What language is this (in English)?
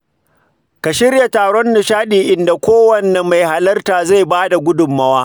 Hausa